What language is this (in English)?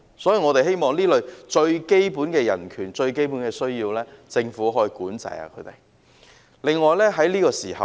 Cantonese